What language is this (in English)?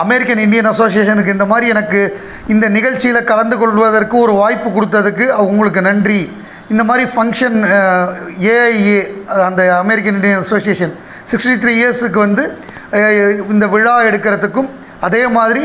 Romanian